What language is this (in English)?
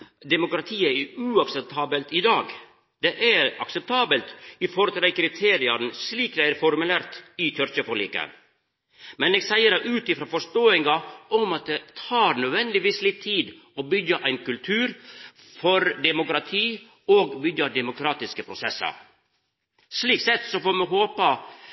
Norwegian Nynorsk